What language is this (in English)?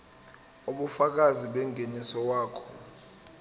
Zulu